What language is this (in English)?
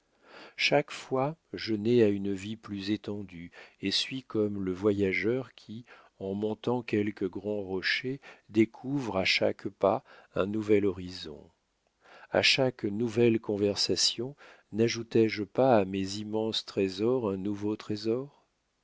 French